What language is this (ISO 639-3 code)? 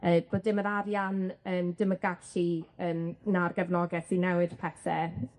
cym